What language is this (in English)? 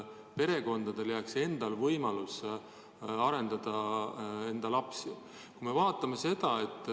Estonian